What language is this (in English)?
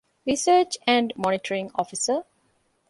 Divehi